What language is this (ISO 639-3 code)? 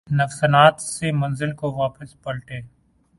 urd